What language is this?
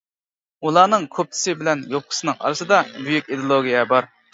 Uyghur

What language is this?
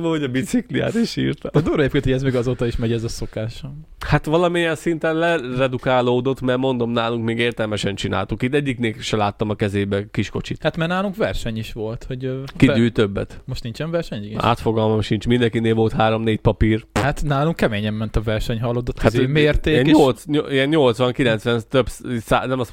Hungarian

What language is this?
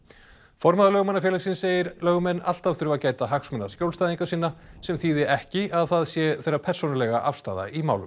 Icelandic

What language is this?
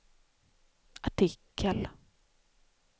Swedish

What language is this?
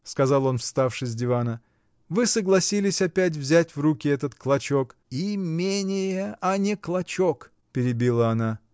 Russian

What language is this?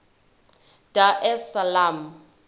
Zulu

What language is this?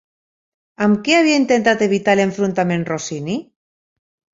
Catalan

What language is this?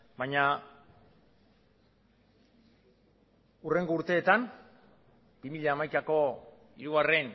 Basque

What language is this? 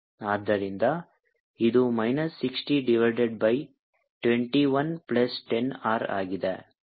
Kannada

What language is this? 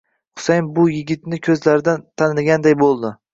Uzbek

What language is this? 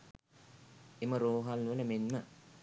Sinhala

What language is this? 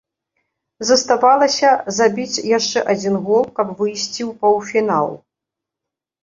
Belarusian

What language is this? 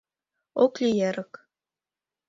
Mari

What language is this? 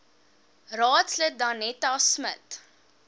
Afrikaans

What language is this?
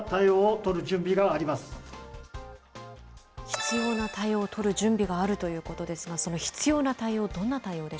Japanese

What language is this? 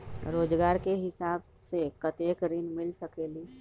Magahi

